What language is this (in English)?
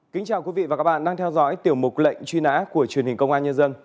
Vietnamese